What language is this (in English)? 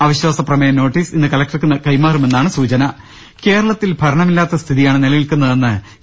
Malayalam